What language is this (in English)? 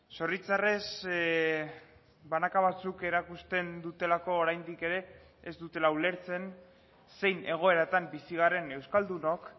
Basque